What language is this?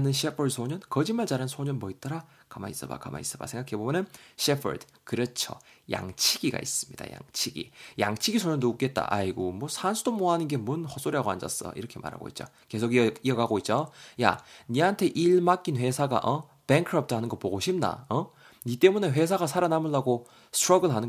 Korean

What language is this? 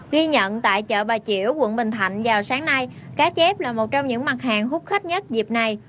Vietnamese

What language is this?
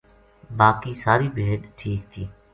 Gujari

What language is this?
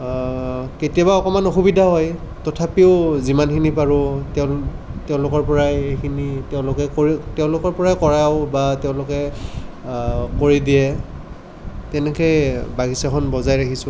Assamese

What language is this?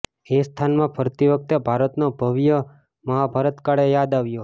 Gujarati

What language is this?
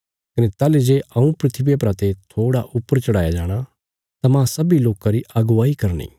Bilaspuri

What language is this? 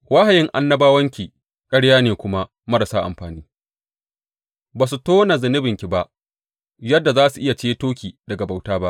Hausa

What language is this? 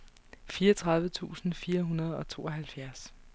Danish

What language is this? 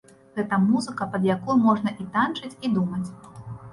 Belarusian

